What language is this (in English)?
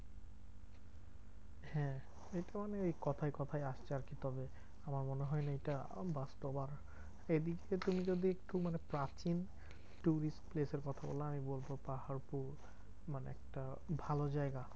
Bangla